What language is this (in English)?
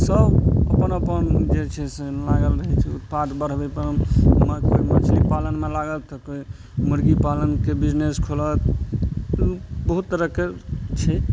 Maithili